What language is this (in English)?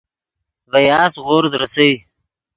Yidgha